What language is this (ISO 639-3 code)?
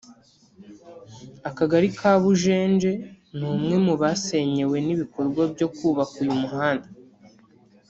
kin